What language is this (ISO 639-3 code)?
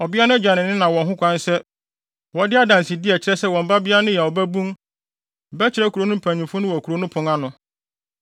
aka